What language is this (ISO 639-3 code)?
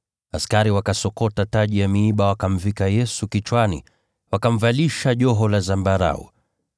swa